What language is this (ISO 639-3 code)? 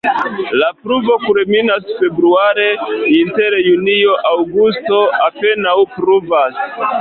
epo